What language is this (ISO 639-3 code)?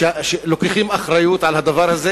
heb